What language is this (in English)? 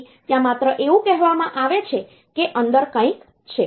Gujarati